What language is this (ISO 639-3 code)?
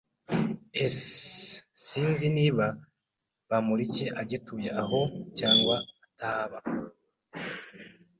kin